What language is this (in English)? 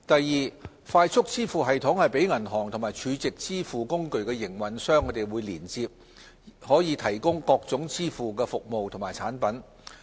Cantonese